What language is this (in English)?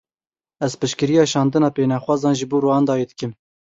Kurdish